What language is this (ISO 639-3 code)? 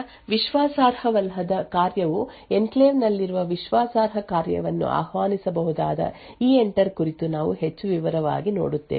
kan